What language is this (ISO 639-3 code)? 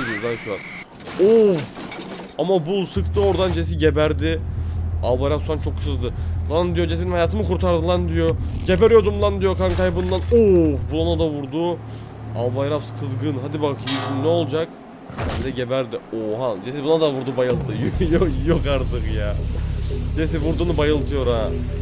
tur